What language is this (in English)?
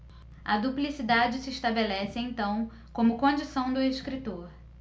Portuguese